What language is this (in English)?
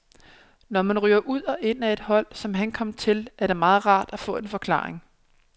Danish